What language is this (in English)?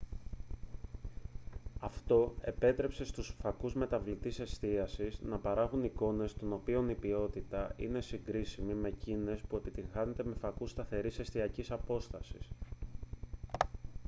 Greek